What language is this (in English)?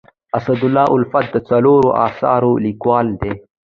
Pashto